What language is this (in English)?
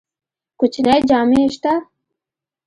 Pashto